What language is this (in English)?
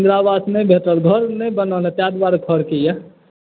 Maithili